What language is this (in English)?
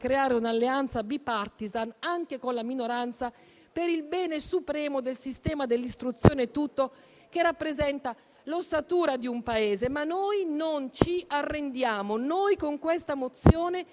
Italian